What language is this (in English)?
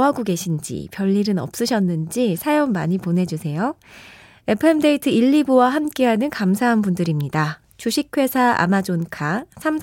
Korean